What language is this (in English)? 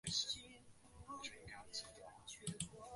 Chinese